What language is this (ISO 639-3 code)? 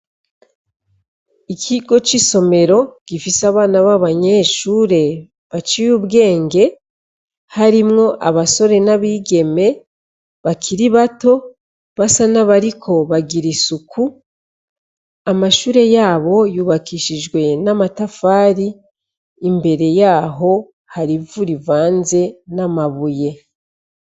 run